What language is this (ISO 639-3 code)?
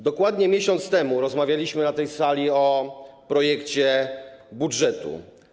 pol